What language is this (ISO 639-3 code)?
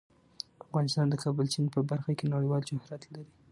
pus